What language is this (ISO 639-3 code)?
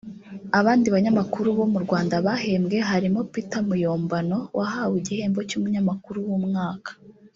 kin